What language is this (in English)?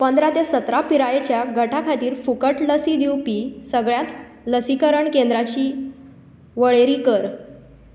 Konkani